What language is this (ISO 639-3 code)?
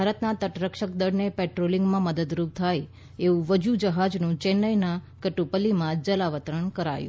guj